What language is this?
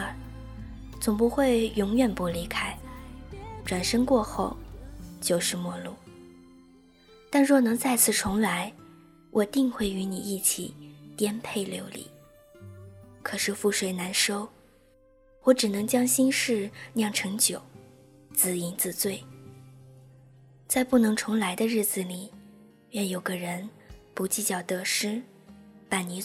Chinese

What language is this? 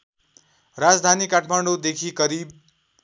Nepali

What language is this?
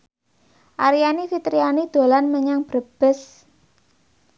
Javanese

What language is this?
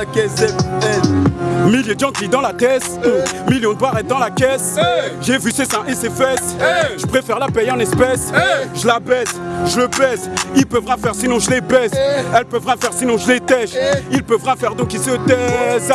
French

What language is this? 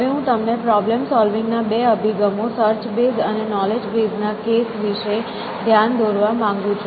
Gujarati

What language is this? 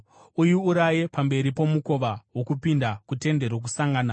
Shona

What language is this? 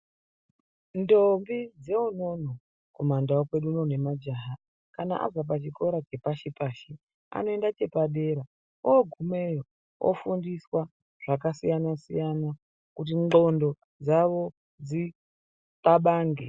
Ndau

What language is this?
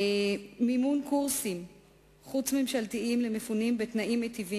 Hebrew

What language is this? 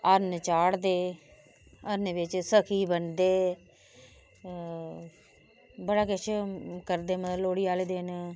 Dogri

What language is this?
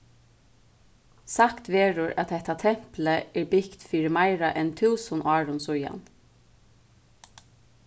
Faroese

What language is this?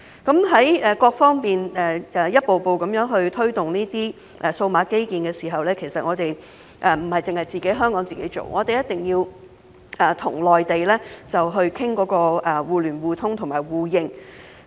Cantonese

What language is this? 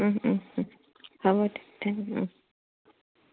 Assamese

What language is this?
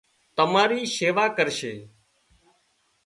Wadiyara Koli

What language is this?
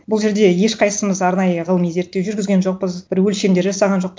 Kazakh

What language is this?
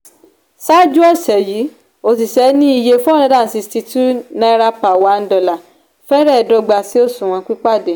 Yoruba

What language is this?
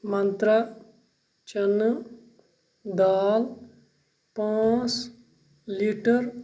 Kashmiri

